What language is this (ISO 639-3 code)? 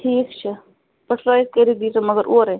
kas